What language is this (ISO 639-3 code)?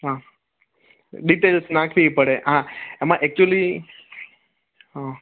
guj